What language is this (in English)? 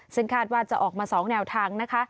Thai